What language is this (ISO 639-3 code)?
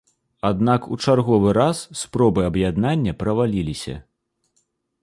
bel